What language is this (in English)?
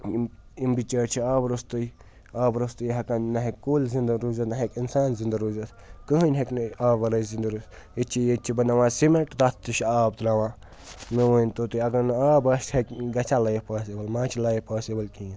Kashmiri